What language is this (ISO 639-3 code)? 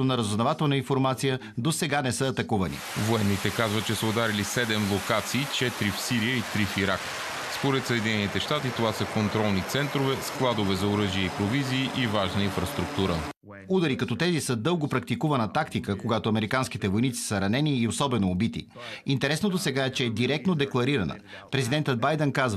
bul